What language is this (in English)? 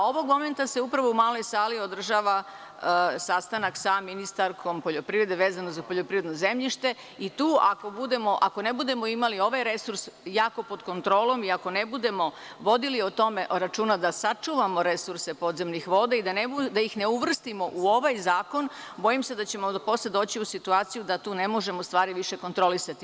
Serbian